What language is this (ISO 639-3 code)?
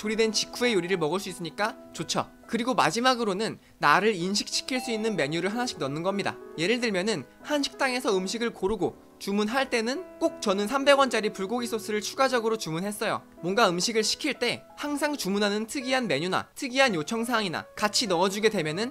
kor